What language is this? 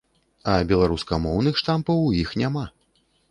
Belarusian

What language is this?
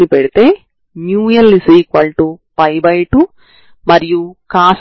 Telugu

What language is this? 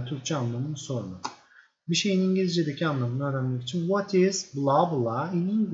Turkish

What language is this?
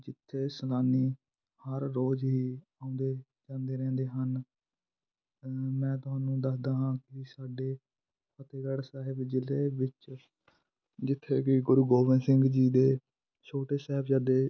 Punjabi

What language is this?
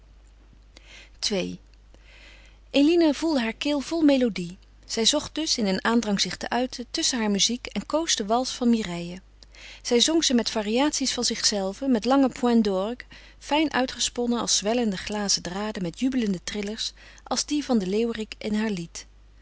Dutch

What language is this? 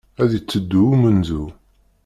Kabyle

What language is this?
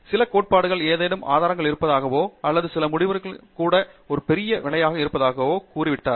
Tamil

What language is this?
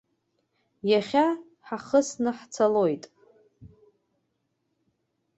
Abkhazian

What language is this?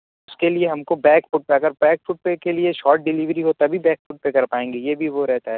Urdu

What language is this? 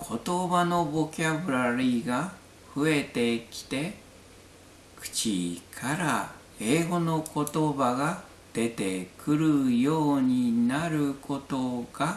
Japanese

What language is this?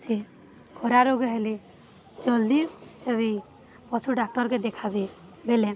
Odia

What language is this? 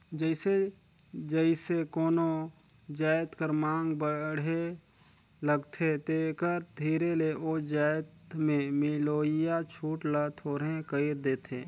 Chhattisgarhi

